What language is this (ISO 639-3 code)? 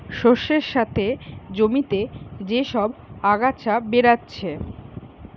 ben